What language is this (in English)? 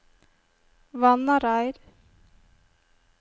Norwegian